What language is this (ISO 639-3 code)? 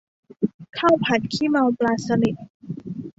tha